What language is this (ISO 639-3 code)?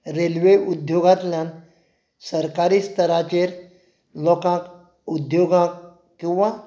kok